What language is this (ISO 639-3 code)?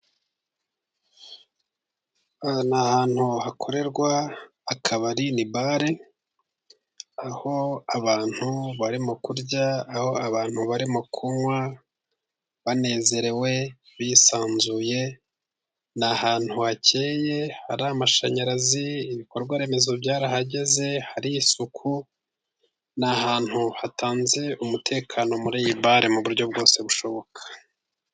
kin